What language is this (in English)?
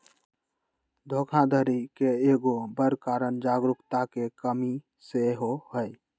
Magahi